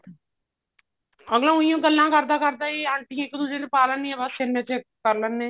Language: Punjabi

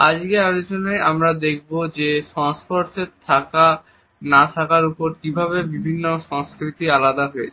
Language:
Bangla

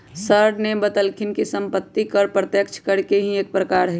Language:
Magahi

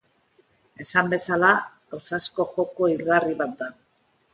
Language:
Basque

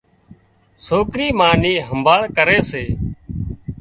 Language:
Wadiyara Koli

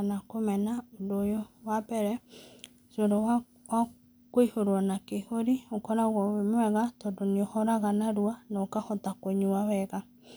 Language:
Kikuyu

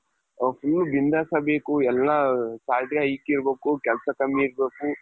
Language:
Kannada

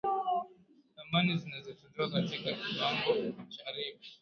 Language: Swahili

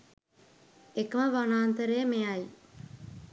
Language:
Sinhala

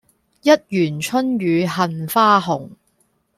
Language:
Cantonese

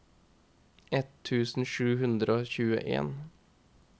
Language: Norwegian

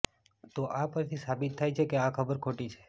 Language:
Gujarati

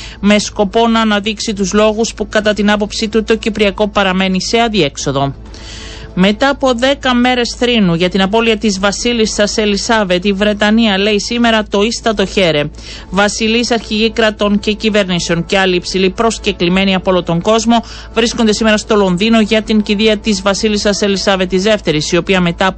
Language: Greek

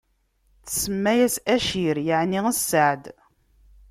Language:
Kabyle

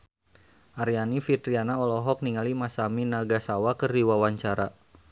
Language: Sundanese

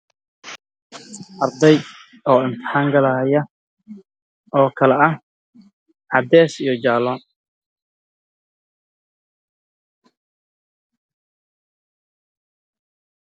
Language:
Somali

